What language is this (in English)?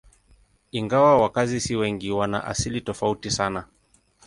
Swahili